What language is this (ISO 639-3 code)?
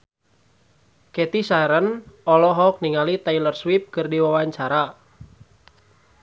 sun